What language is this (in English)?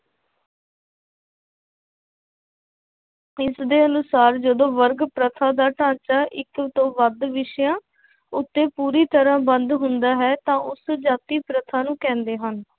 Punjabi